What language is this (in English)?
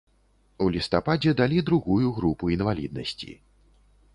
Belarusian